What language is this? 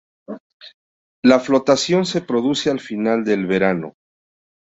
Spanish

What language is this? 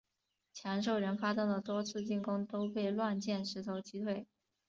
Chinese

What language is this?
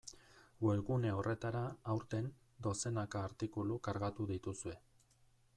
Basque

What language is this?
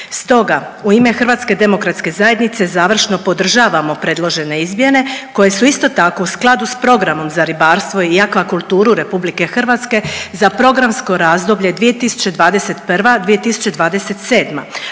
Croatian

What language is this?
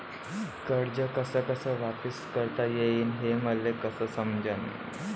Marathi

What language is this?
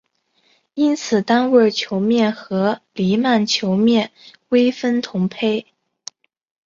Chinese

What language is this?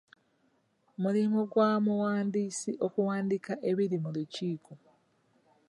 Ganda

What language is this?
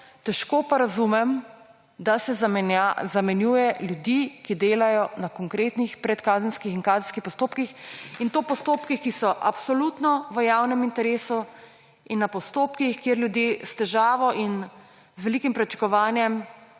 Slovenian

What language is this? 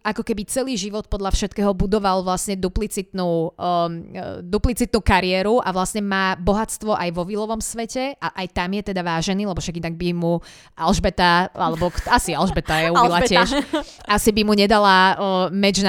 Slovak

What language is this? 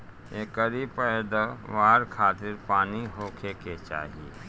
Bhojpuri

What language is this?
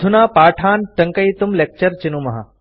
Sanskrit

